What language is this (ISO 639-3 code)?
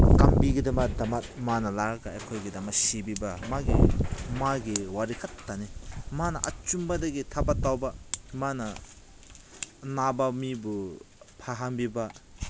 mni